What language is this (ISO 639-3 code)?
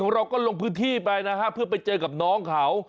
tha